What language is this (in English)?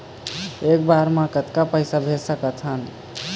Chhattisgarhi